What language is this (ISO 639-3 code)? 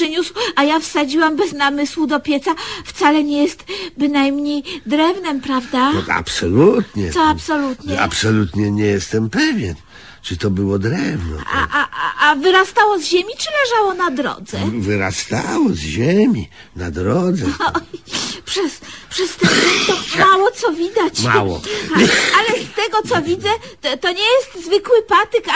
pol